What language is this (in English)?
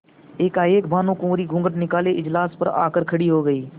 Hindi